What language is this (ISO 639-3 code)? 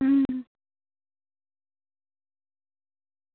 doi